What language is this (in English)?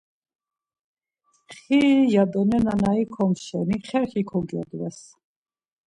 Laz